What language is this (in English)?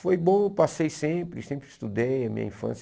Portuguese